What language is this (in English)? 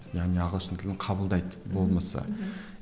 Kazakh